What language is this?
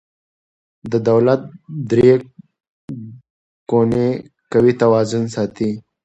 Pashto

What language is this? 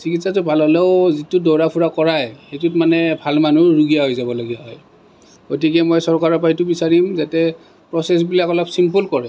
Assamese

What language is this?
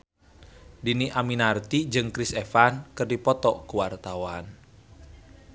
Sundanese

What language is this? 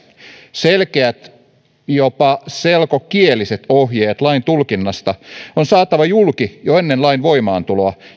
Finnish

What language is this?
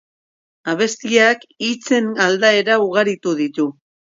Basque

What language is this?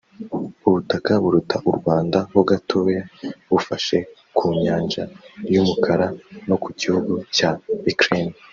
Kinyarwanda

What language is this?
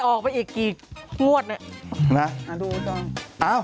Thai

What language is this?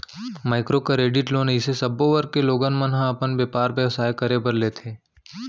Chhattisgarhi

